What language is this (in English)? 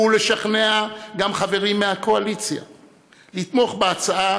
Hebrew